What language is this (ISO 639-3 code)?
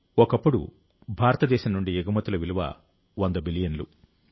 tel